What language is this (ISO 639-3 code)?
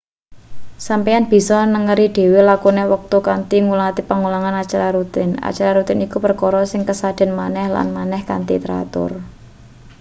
jav